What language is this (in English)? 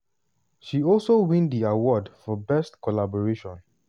Nigerian Pidgin